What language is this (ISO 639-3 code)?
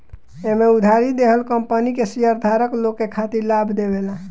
bho